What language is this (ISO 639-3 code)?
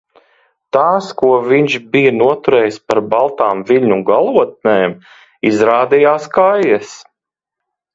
lav